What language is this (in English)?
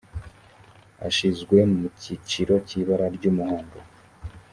Kinyarwanda